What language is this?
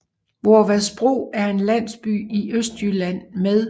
Danish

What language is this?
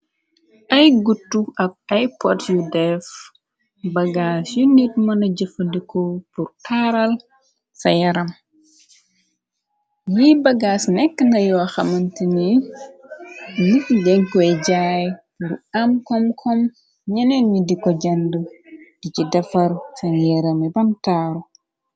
Wolof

